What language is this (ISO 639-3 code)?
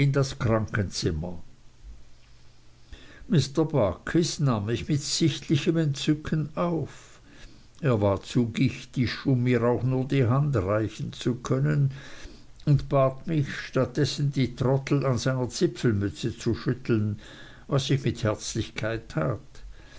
deu